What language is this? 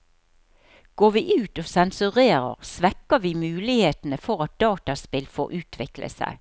Norwegian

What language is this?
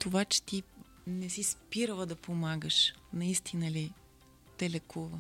Bulgarian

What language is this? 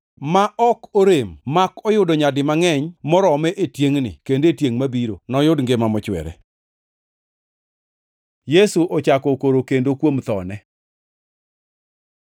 Luo (Kenya and Tanzania)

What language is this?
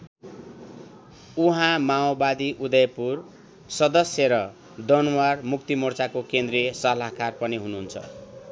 Nepali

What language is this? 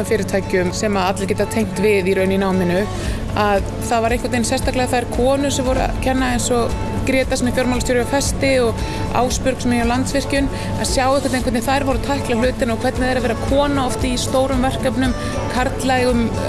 Icelandic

